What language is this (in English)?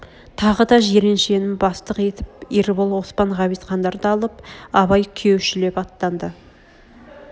Kazakh